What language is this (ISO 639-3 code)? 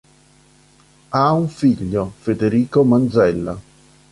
ita